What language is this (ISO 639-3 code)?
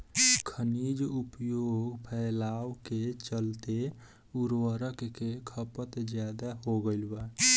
bho